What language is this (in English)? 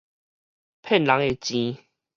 Min Nan Chinese